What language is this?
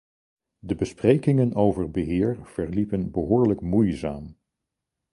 Dutch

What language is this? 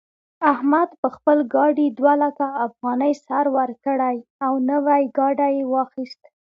Pashto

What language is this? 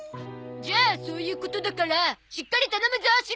Japanese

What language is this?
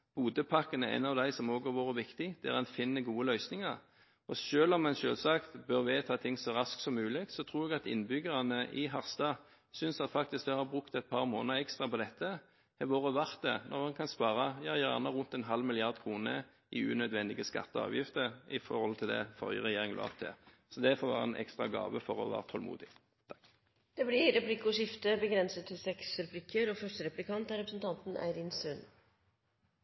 Norwegian Bokmål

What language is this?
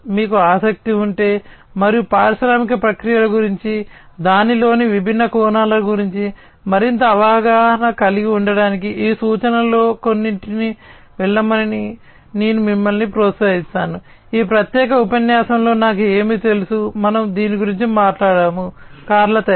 Telugu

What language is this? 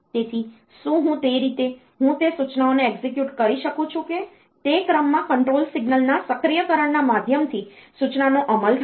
Gujarati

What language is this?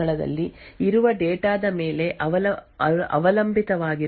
Kannada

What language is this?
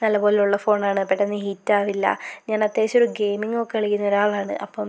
Malayalam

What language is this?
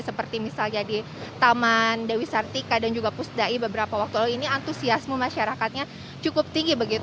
Indonesian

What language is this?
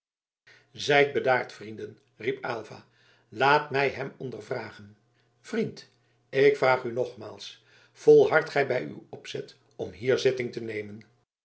Dutch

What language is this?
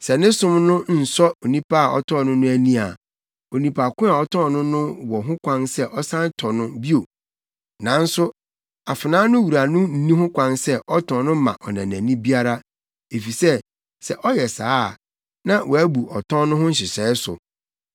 Akan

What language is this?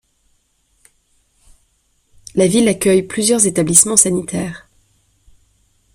French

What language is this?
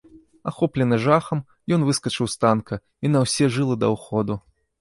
Belarusian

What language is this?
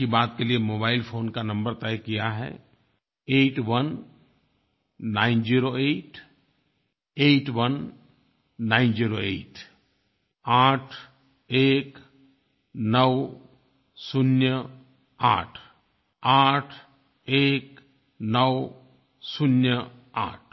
Hindi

